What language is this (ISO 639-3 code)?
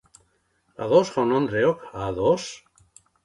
eus